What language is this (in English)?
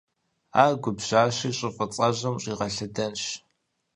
Kabardian